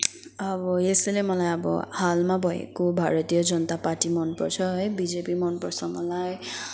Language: Nepali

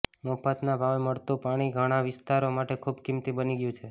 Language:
Gujarati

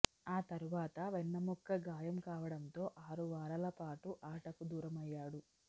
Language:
Telugu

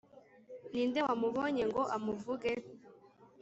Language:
Kinyarwanda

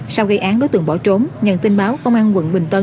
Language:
Vietnamese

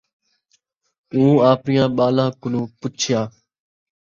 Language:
Saraiki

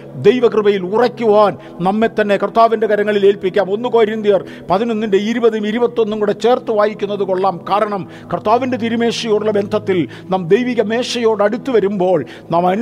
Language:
Malayalam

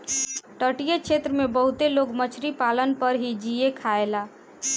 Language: Bhojpuri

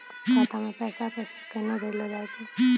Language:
Maithili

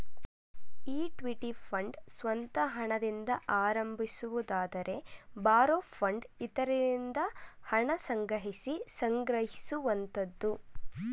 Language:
Kannada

